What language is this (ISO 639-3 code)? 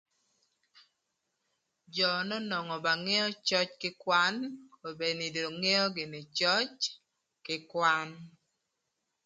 lth